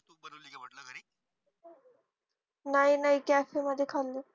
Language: Marathi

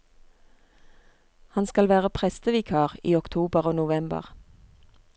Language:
Norwegian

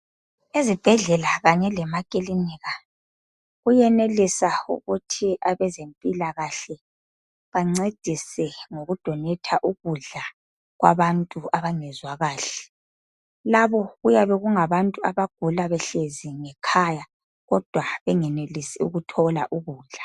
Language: North Ndebele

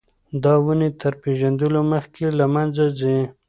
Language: Pashto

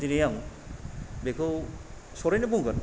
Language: Bodo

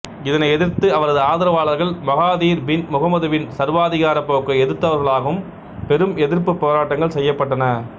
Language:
Tamil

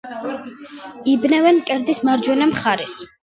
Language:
Georgian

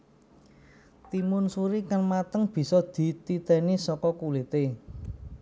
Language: Javanese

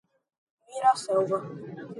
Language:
Portuguese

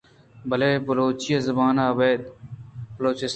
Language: Eastern Balochi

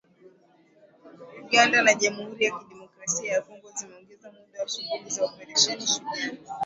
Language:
Swahili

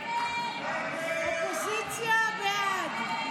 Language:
Hebrew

